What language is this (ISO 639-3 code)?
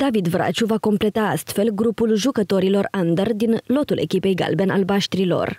ron